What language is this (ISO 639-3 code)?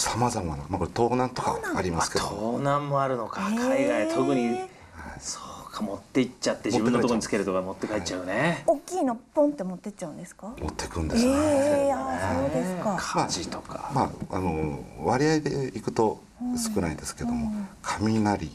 jpn